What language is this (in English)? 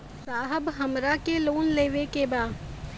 Bhojpuri